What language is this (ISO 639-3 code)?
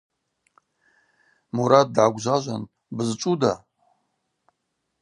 abq